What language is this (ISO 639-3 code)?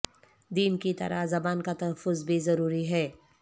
urd